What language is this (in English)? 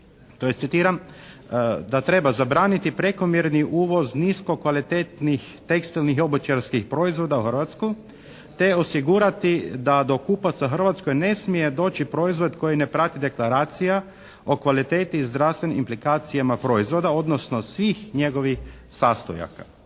Croatian